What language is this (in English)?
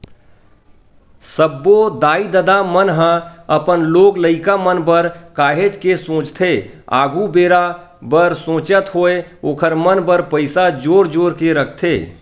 Chhattisgarhi